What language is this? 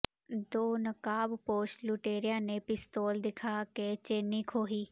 Punjabi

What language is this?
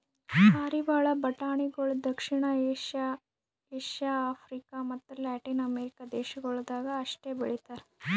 Kannada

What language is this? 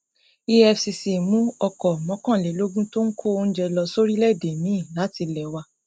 Yoruba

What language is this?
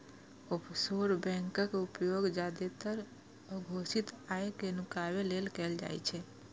Maithili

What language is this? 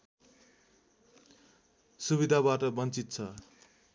Nepali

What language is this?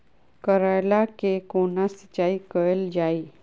Maithili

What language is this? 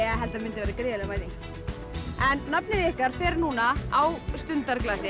Icelandic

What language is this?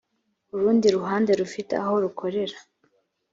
Kinyarwanda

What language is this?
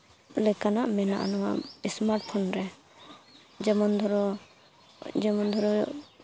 Santali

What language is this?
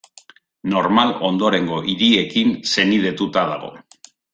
Basque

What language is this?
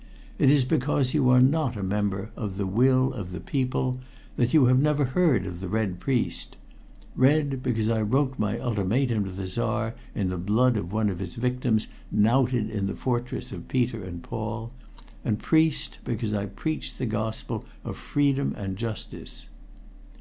English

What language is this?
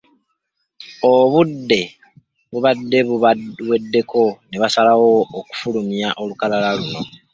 Ganda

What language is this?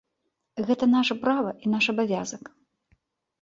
Belarusian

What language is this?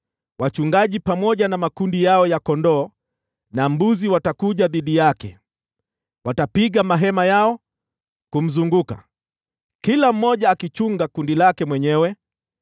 Swahili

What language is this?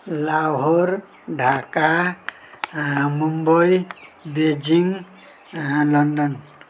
Nepali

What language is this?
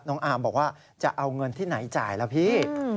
Thai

